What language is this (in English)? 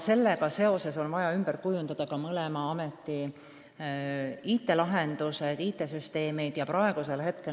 Estonian